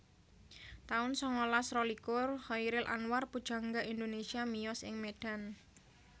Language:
Javanese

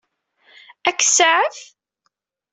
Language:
Kabyle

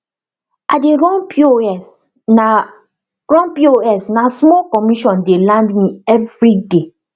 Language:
Nigerian Pidgin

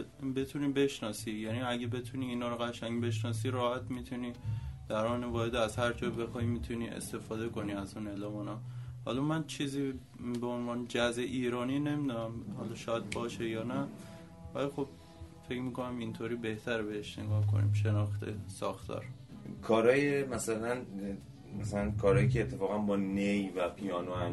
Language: Persian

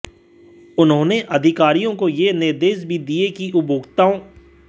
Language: Hindi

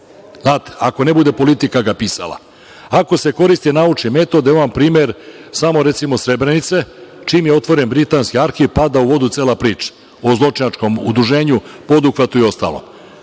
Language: Serbian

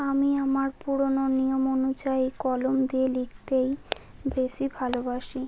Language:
Bangla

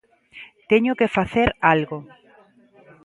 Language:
Galician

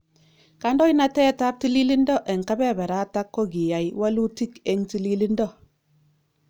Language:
Kalenjin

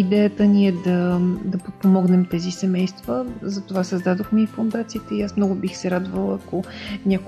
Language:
Bulgarian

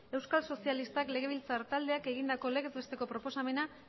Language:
Basque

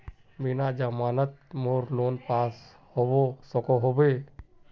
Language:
Magahi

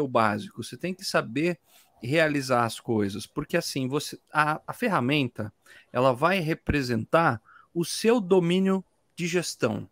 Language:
Portuguese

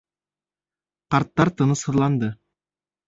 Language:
Bashkir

